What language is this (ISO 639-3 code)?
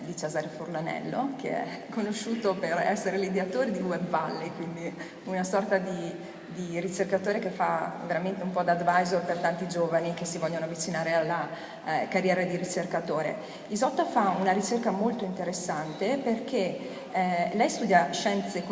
ita